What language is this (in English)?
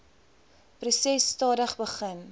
Afrikaans